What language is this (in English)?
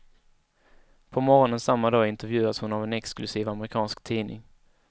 Swedish